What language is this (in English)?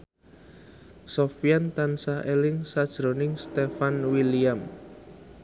Javanese